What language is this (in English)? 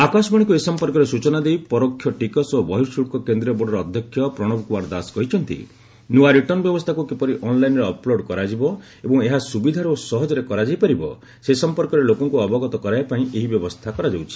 Odia